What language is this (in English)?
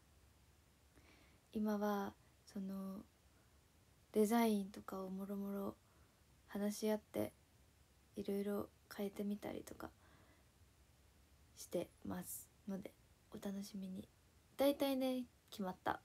Japanese